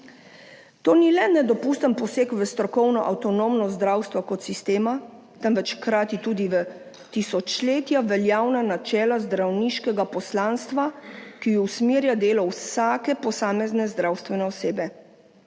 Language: Slovenian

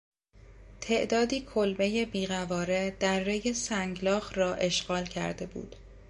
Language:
Persian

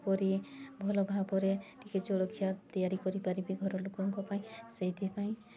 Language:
Odia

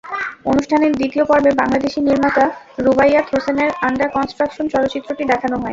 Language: Bangla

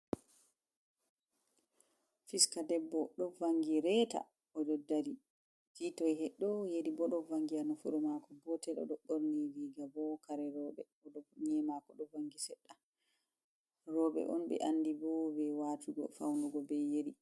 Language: Fula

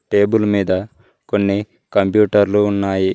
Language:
Telugu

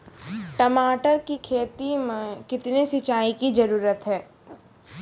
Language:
Maithili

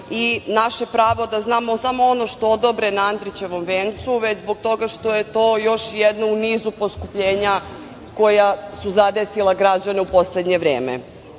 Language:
Serbian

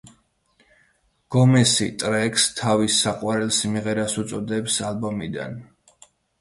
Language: Georgian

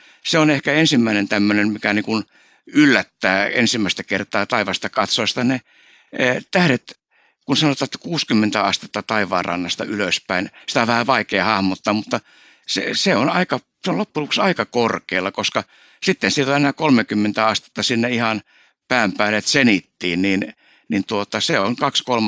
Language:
Finnish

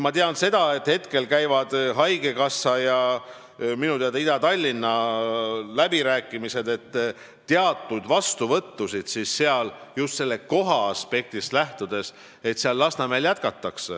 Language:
Estonian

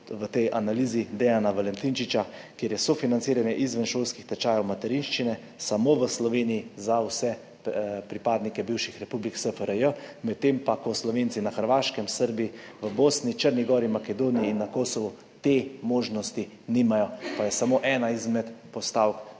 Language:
Slovenian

